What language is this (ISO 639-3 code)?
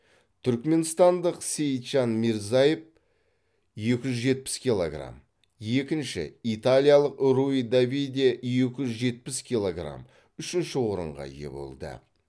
kaz